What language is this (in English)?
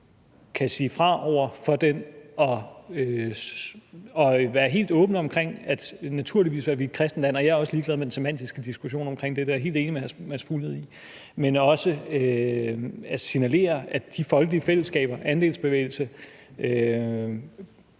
Danish